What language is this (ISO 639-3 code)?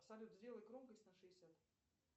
rus